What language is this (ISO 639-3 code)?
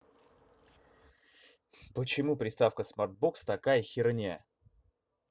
rus